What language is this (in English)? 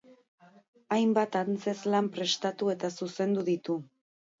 Basque